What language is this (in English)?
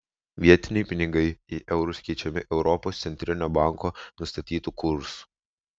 Lithuanian